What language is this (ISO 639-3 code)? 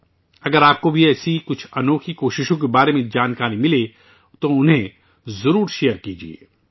urd